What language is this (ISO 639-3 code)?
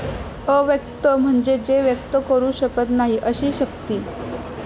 mar